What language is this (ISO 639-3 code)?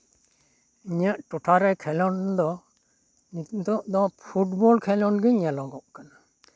sat